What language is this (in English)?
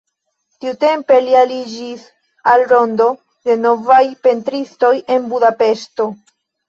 Esperanto